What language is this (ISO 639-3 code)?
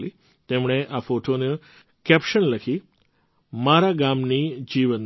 guj